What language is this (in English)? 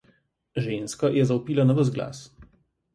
Slovenian